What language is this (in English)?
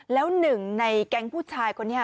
Thai